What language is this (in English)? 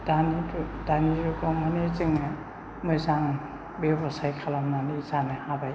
Bodo